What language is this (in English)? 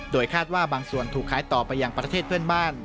Thai